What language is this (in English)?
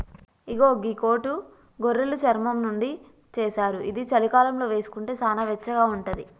Telugu